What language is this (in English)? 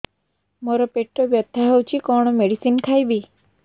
Odia